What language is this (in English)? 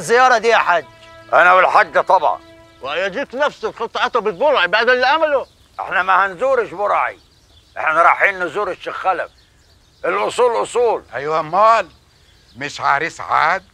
Arabic